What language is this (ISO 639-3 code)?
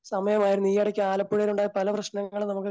mal